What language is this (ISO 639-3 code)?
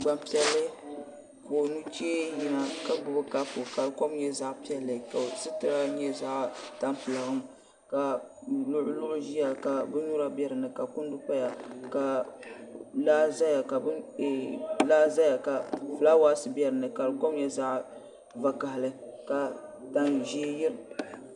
dag